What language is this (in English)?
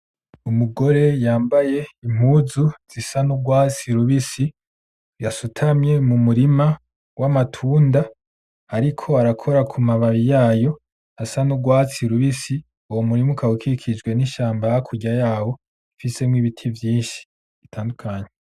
Rundi